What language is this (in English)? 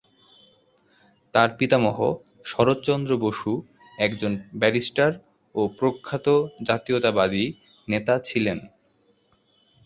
Bangla